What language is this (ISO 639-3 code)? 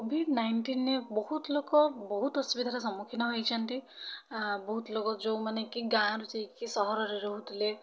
ori